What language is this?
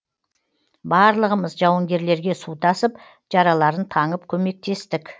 Kazakh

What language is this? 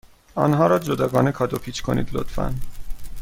Persian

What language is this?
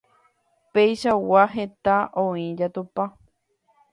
Guarani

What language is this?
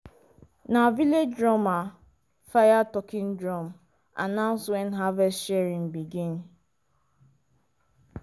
Nigerian Pidgin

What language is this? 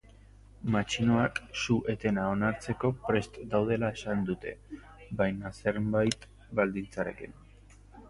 Basque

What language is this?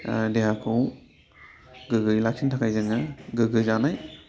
Bodo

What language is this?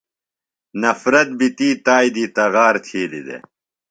Phalura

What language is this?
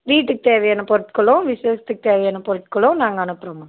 Tamil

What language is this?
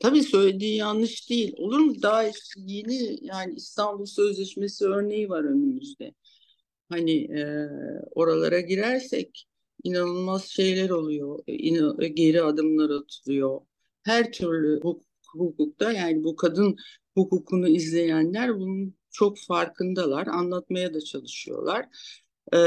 Turkish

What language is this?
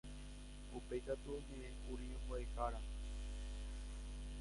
Guarani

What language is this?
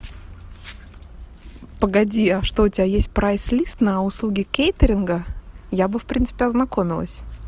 Russian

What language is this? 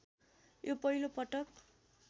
Nepali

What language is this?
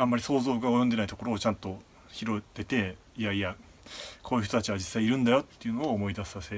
Japanese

